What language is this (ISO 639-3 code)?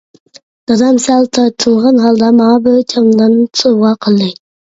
uig